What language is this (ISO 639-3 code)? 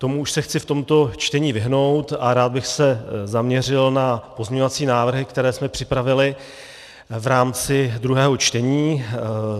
ces